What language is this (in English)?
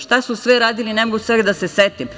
Serbian